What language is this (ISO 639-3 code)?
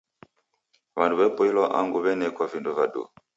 dav